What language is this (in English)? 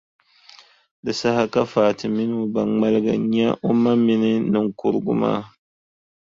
Dagbani